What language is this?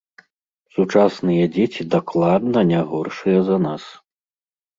Belarusian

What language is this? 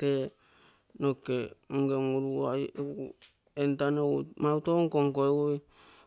Terei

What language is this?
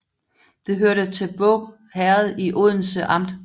Danish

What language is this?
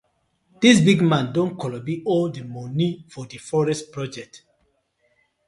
Nigerian Pidgin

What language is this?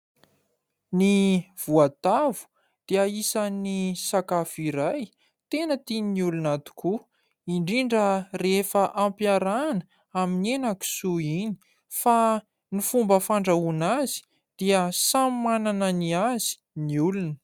Malagasy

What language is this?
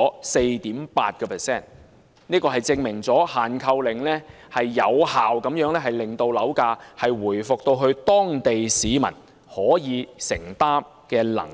Cantonese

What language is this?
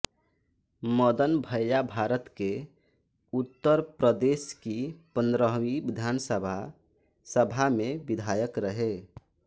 Hindi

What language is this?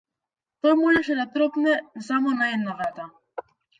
Macedonian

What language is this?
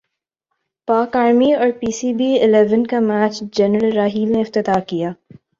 Urdu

